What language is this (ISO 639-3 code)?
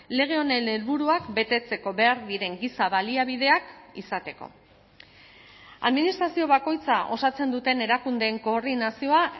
eus